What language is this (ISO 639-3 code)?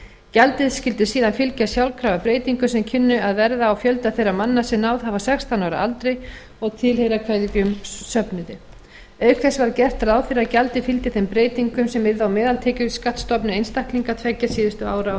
isl